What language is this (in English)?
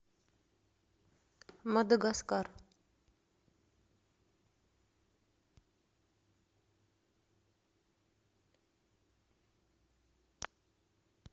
Russian